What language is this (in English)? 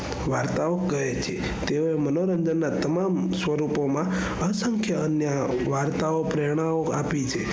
Gujarati